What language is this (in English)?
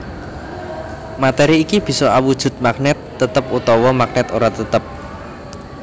Javanese